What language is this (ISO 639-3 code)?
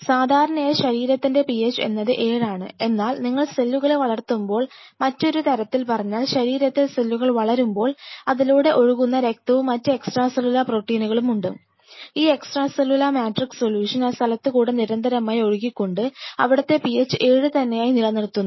mal